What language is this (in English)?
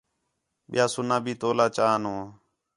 Khetrani